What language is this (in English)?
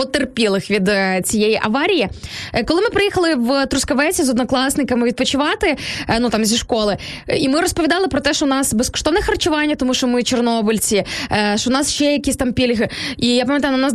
Ukrainian